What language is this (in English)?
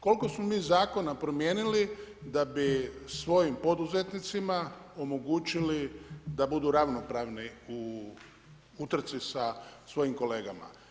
Croatian